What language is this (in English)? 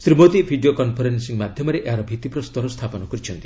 Odia